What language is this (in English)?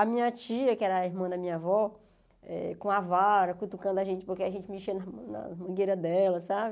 Portuguese